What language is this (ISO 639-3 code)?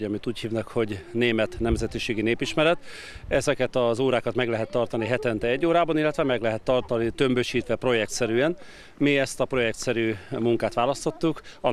hun